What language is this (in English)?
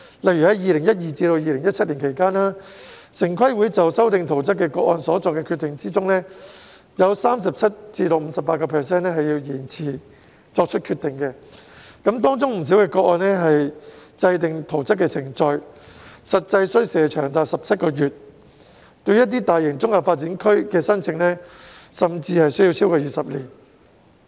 Cantonese